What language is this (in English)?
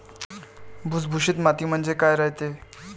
Marathi